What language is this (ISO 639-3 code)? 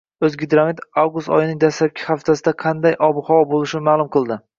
uzb